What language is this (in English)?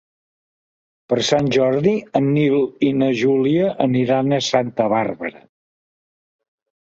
Catalan